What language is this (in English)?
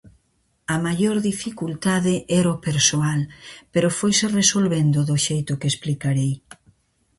Galician